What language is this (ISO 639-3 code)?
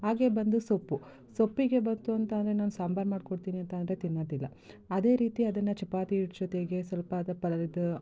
kan